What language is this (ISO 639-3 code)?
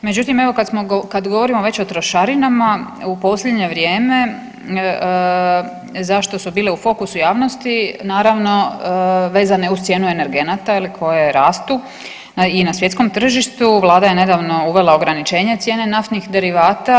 hrv